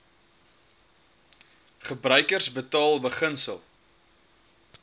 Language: Afrikaans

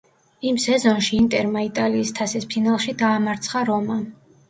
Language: Georgian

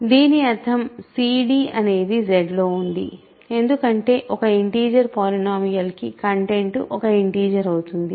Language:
Telugu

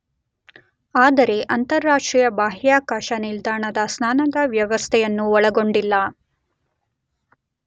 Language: Kannada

